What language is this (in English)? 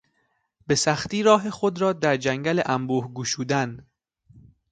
Persian